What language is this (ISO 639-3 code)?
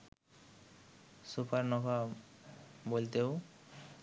ben